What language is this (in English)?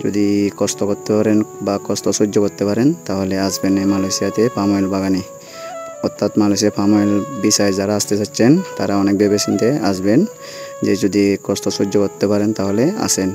Indonesian